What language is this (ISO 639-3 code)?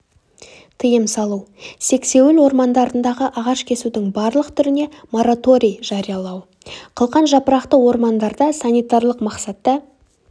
kaz